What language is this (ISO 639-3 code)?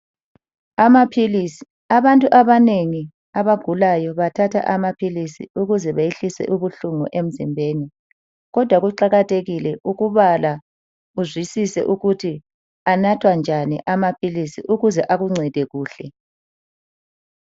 nde